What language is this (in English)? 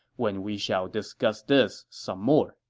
English